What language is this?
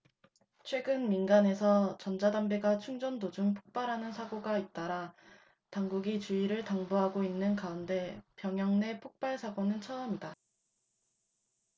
Korean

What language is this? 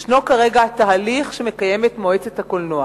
Hebrew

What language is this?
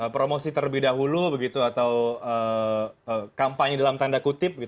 Indonesian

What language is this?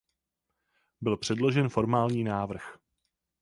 Czech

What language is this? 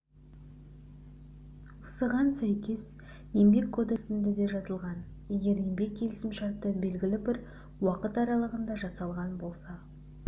Kazakh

